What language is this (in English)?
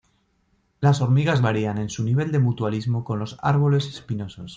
Spanish